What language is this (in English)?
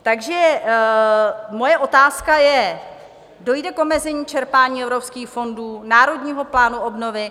Czech